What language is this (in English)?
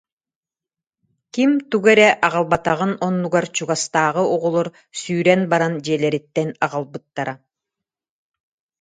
Yakut